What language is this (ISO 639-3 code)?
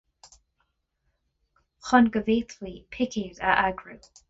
gle